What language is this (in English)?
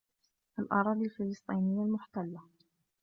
Arabic